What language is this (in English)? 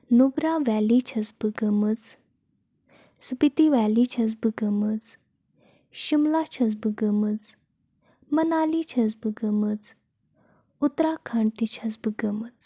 Kashmiri